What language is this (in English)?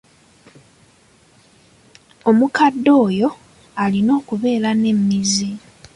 Ganda